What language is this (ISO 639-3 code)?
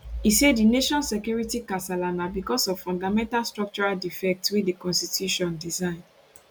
pcm